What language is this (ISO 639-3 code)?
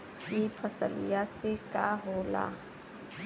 bho